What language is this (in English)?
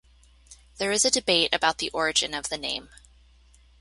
English